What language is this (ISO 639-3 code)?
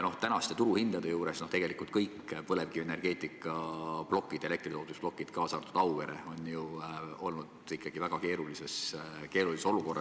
est